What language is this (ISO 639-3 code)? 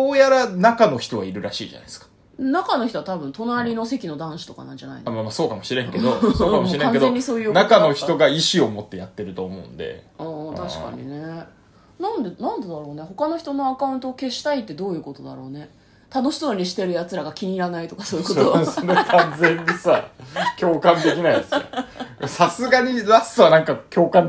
jpn